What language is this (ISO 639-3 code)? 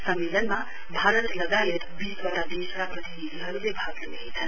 nep